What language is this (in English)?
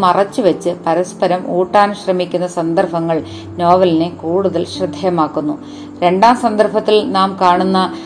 Malayalam